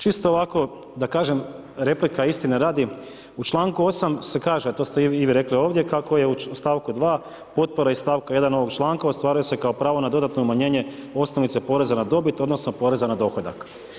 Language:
Croatian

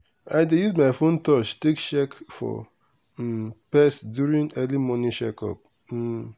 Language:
Nigerian Pidgin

